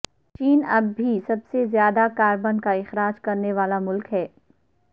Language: Urdu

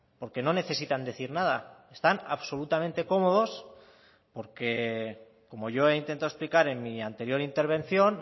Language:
Spanish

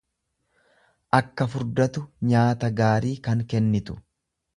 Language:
Oromo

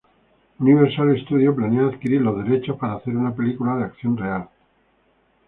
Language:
Spanish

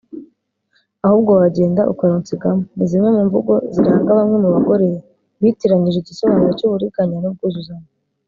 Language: Kinyarwanda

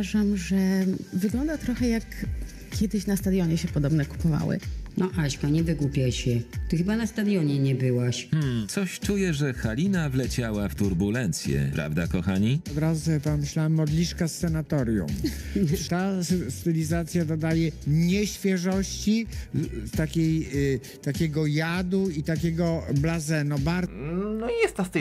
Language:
Polish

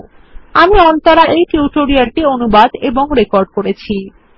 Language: Bangla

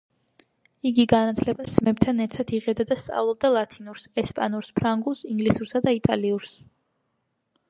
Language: Georgian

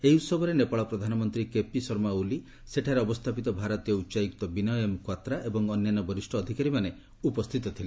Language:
Odia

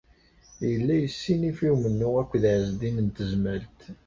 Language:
Kabyle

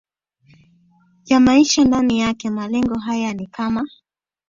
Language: Swahili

